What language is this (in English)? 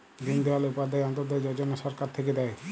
Bangla